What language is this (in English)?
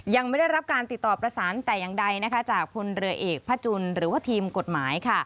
Thai